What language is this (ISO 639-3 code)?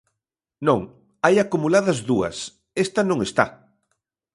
glg